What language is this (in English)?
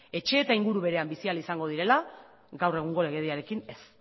Basque